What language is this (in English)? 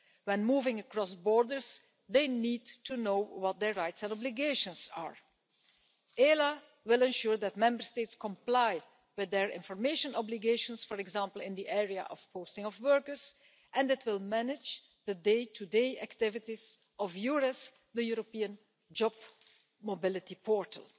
English